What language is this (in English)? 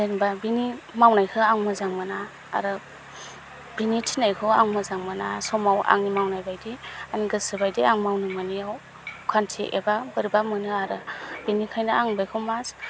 Bodo